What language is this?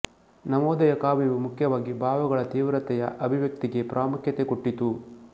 Kannada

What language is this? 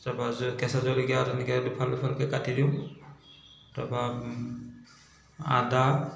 Assamese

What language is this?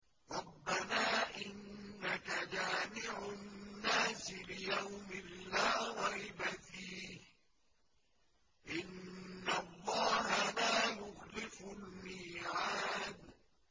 Arabic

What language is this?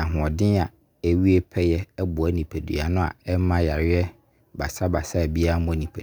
Abron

